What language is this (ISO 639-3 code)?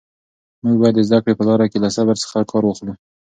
pus